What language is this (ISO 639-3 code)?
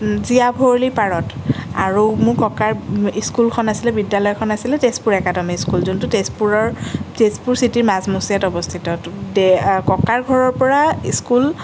asm